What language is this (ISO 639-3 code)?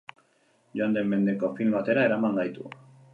eus